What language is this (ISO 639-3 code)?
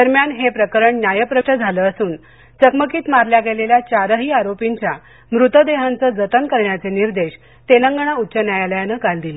mar